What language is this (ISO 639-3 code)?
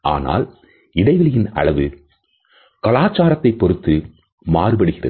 tam